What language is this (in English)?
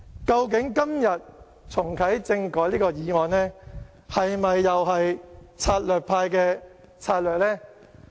Cantonese